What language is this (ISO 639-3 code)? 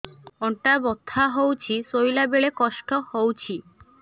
ori